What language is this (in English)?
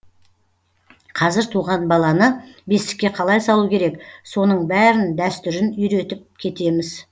Kazakh